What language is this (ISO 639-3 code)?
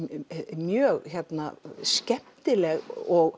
isl